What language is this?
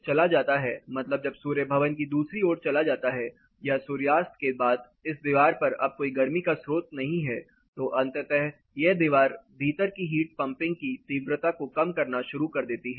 Hindi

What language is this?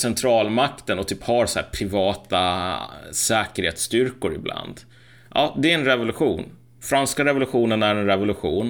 Swedish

